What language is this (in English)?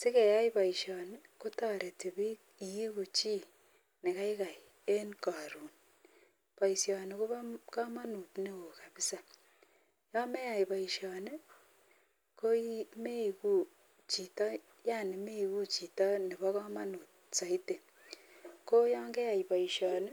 Kalenjin